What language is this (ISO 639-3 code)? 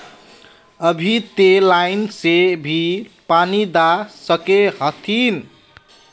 mag